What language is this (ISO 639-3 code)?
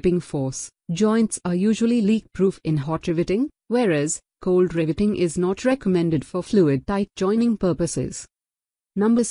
eng